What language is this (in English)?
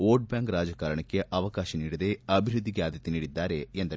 Kannada